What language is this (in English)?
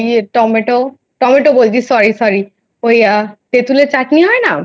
Bangla